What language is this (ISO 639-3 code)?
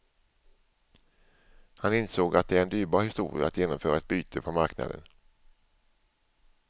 swe